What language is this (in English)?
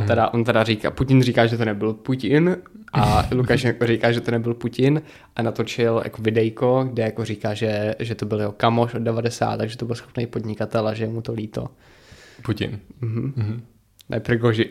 Czech